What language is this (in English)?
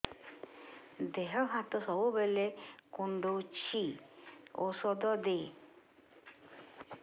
Odia